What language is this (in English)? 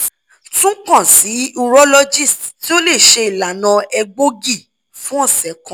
Yoruba